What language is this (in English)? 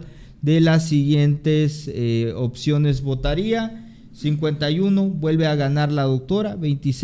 Spanish